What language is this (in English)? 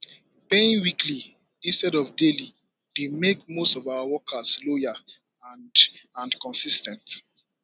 Nigerian Pidgin